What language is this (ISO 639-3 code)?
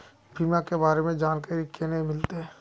mag